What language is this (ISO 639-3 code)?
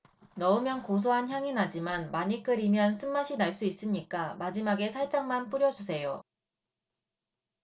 kor